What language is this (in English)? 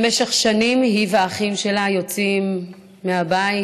Hebrew